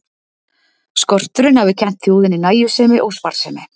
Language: Icelandic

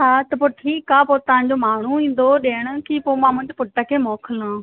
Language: Sindhi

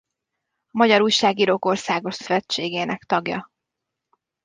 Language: Hungarian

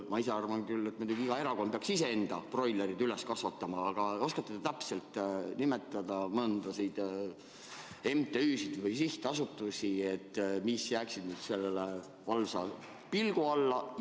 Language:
Estonian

